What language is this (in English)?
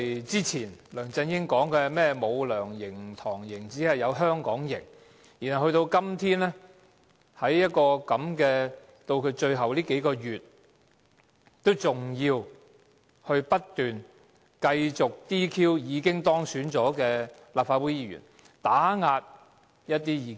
Cantonese